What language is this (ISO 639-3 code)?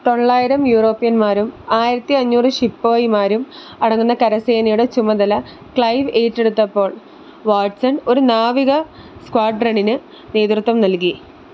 mal